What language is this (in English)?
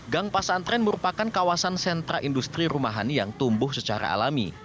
Indonesian